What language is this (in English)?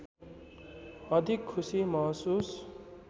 Nepali